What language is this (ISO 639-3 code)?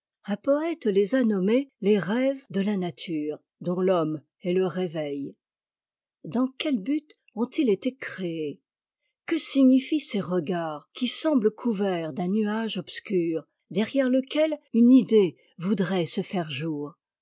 fra